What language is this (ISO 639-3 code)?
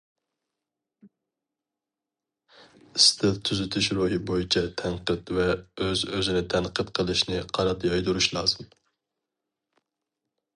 uig